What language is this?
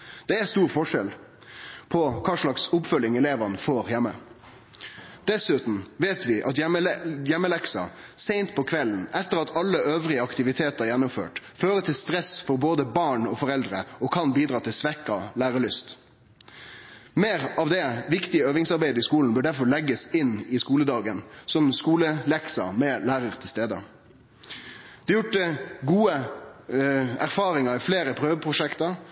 Norwegian Nynorsk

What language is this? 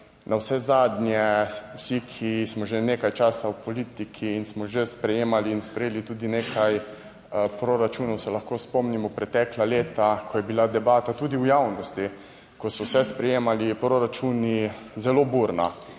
Slovenian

